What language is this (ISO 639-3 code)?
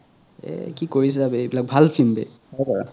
asm